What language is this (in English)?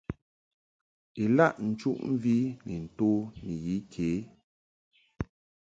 Mungaka